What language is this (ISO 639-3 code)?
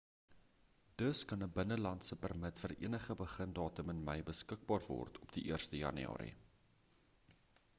afr